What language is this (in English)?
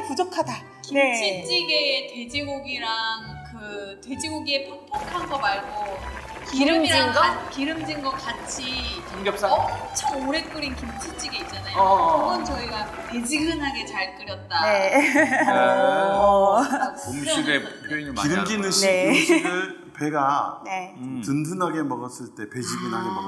Korean